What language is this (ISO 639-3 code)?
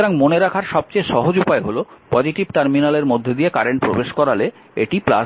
ben